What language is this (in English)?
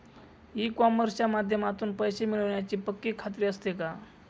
Marathi